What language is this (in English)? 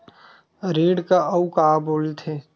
Chhattisgarhi